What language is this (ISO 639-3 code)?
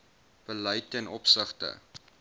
afr